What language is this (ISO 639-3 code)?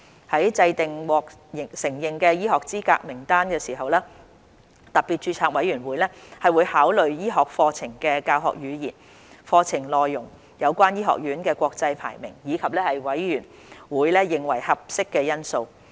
yue